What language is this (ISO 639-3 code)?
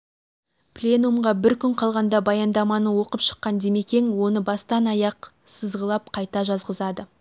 kaz